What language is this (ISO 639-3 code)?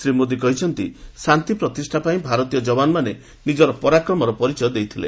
ori